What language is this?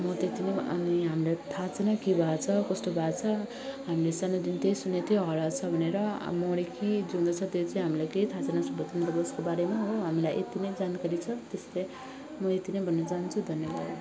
Nepali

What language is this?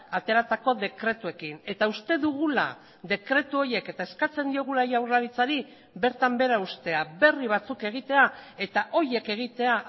Basque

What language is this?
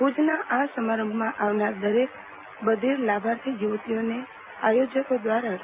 Gujarati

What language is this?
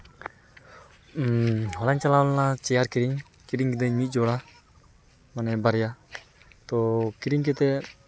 Santali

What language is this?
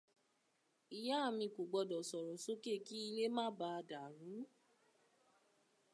Yoruba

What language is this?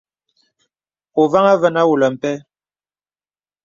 Bebele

